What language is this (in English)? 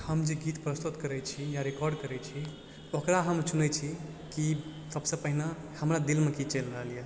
Maithili